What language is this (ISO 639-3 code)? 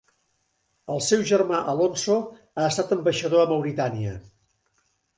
cat